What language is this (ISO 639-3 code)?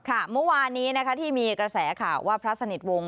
tha